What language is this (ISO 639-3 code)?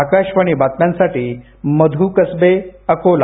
mar